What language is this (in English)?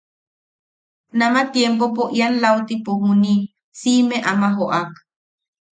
Yaqui